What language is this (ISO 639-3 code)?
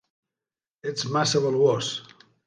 cat